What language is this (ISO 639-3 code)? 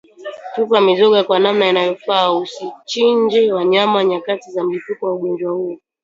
swa